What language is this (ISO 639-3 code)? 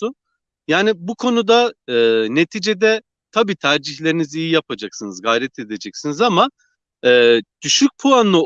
tur